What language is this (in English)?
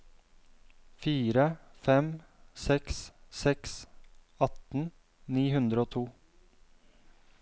Norwegian